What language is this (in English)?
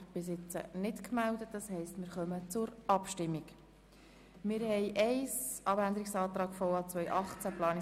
Swiss German